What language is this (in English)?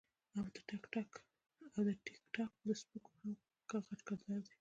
Pashto